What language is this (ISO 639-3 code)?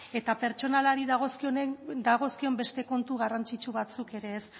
eus